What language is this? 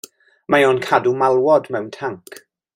Welsh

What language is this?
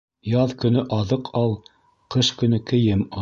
Bashkir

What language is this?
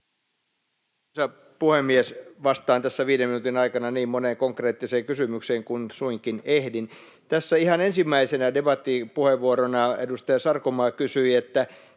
Finnish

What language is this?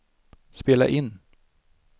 Swedish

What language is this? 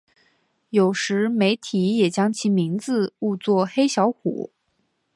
Chinese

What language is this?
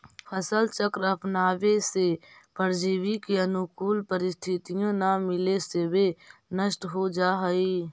Magahi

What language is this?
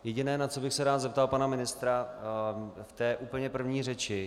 Czech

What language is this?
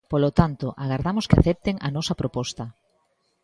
Galician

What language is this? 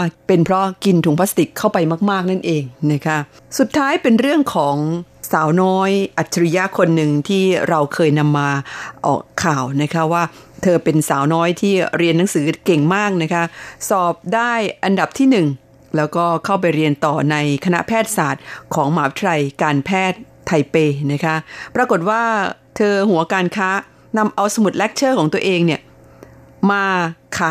Thai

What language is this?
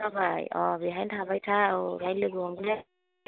Bodo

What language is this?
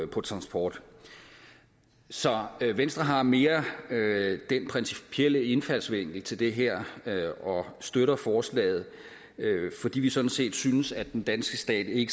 Danish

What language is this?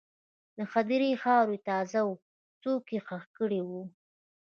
Pashto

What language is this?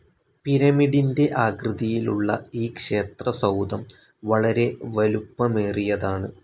Malayalam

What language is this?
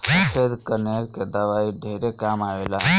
Bhojpuri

